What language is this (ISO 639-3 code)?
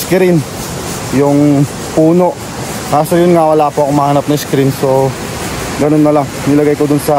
fil